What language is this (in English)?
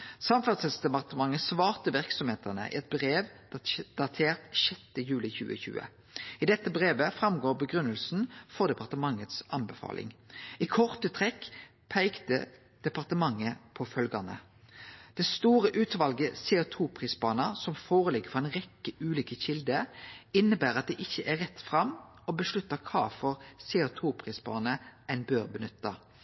Norwegian Nynorsk